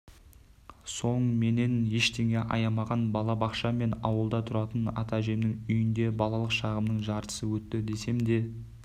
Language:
Kazakh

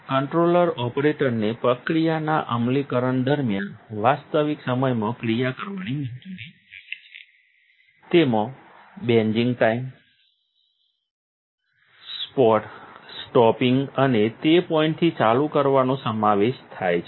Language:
Gujarati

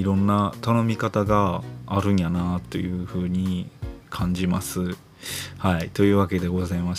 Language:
Japanese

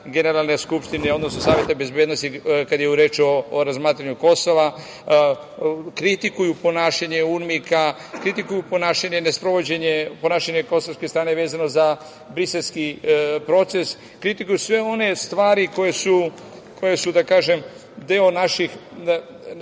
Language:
Serbian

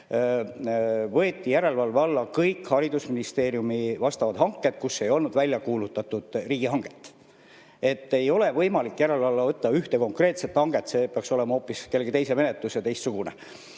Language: Estonian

